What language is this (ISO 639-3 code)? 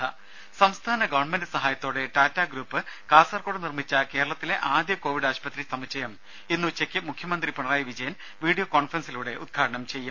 mal